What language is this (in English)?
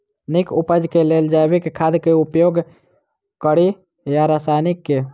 Maithili